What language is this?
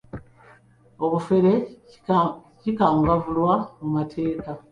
Ganda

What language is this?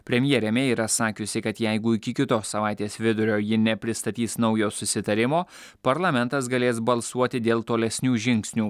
Lithuanian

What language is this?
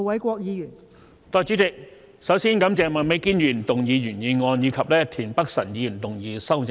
Cantonese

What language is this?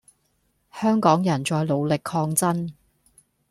Cantonese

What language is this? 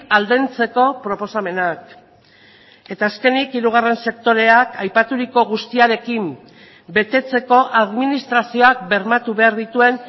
Basque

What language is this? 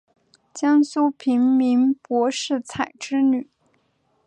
Chinese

